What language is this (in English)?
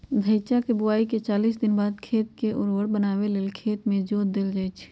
Magahi